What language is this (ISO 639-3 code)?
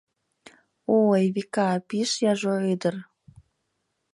chm